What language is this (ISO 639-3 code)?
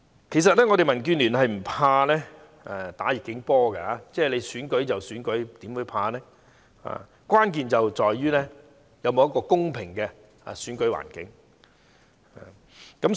yue